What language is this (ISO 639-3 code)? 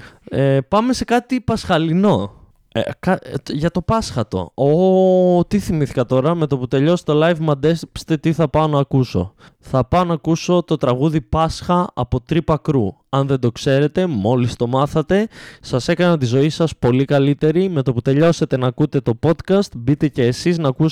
ell